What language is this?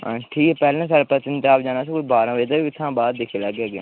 Dogri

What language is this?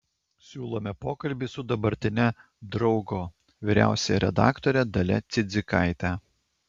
Lithuanian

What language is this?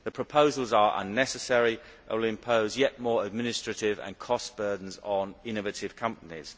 English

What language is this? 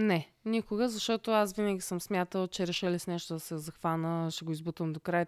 Bulgarian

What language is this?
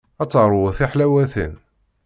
Kabyle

